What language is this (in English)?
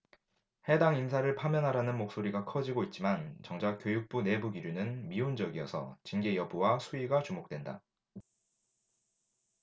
Korean